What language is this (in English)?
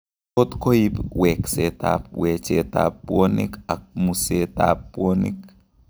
Kalenjin